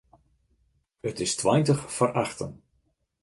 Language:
Western Frisian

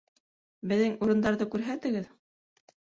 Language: Bashkir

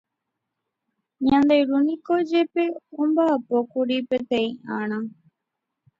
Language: Guarani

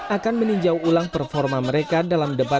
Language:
Indonesian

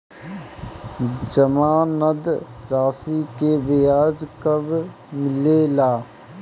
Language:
Bhojpuri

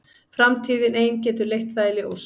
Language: Icelandic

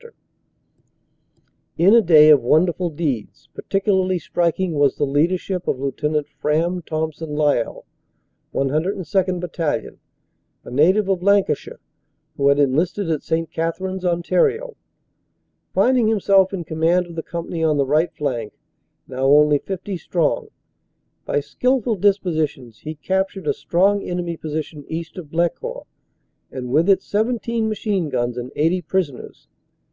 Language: English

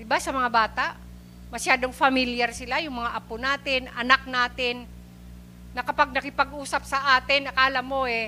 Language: Filipino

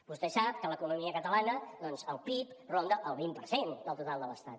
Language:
Catalan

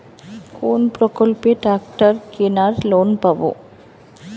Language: Bangla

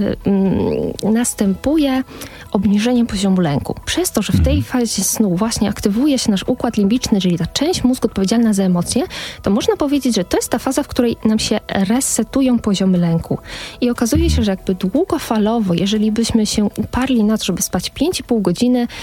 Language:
Polish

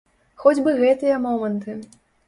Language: Belarusian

